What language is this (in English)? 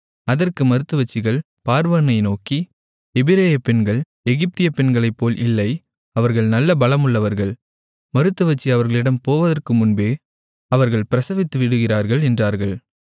Tamil